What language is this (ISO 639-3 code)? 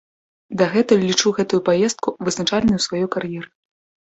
bel